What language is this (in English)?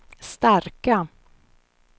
Swedish